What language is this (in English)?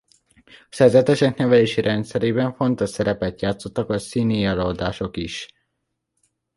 Hungarian